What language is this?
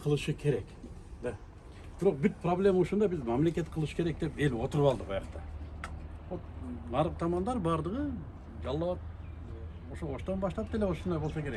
Turkish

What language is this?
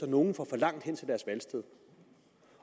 Danish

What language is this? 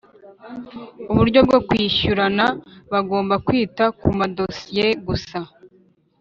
Kinyarwanda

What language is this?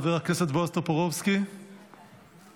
Hebrew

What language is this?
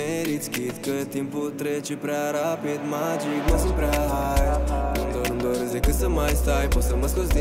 Romanian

